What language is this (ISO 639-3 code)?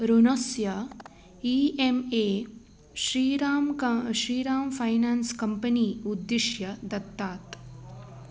san